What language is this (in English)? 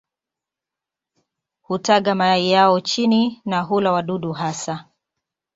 Swahili